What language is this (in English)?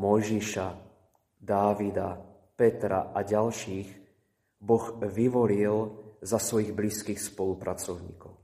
Slovak